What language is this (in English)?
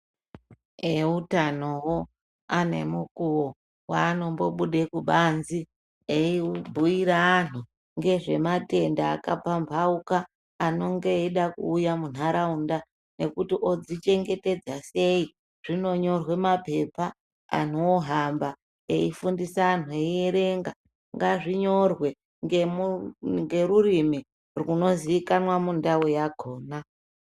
Ndau